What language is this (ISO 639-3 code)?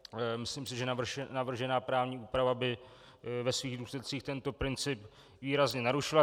ces